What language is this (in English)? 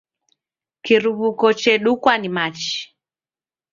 Taita